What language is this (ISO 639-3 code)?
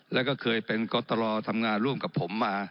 tha